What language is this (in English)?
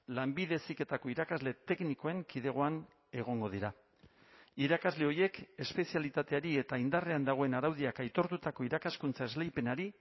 Basque